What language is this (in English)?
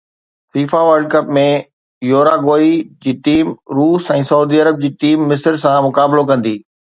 Sindhi